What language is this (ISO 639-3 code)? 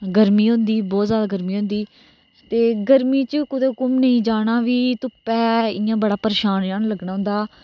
doi